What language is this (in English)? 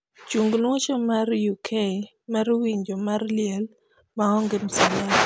Luo (Kenya and Tanzania)